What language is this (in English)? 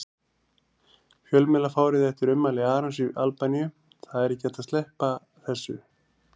Icelandic